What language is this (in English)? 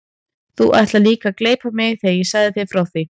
Icelandic